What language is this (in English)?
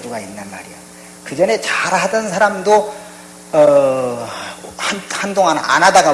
Korean